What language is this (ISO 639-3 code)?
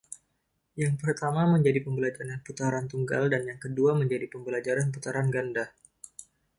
ind